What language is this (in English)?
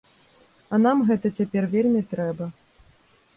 Belarusian